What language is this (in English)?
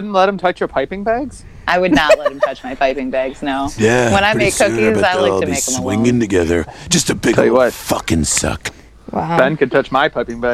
English